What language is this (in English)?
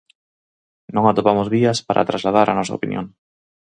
Galician